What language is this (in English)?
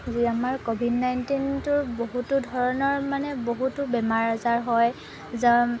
Assamese